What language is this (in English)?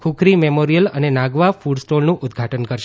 Gujarati